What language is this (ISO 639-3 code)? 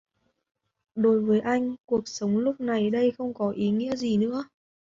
vie